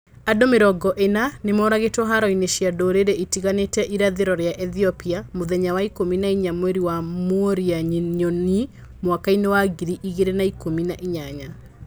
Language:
Kikuyu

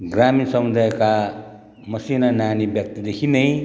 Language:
Nepali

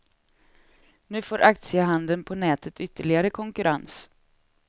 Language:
Swedish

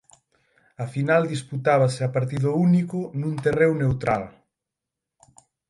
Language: Galician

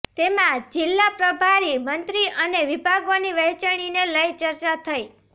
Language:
Gujarati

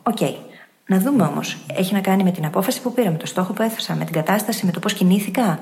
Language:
Greek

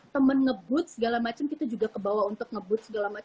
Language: Indonesian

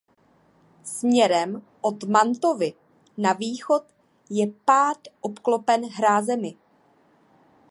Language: Czech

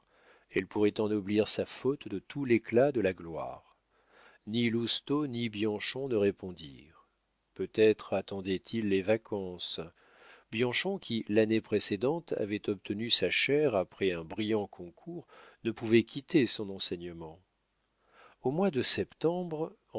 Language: French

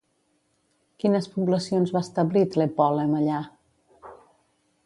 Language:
Catalan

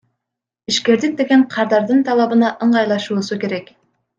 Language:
Kyrgyz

